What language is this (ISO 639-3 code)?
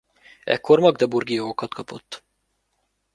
hun